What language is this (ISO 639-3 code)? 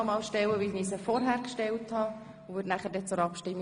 gsw